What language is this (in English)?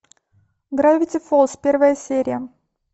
Russian